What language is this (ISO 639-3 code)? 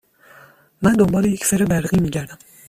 fas